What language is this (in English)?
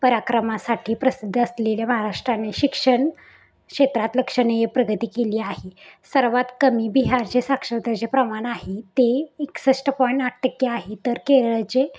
Marathi